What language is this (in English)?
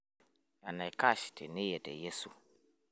Masai